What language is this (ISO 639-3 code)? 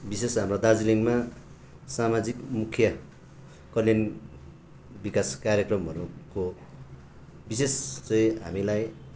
nep